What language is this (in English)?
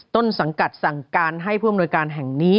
Thai